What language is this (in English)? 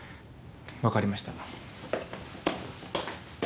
Japanese